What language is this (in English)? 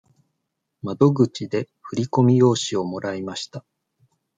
Japanese